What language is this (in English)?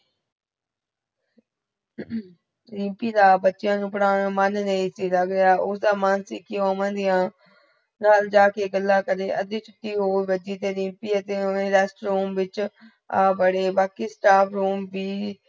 Punjabi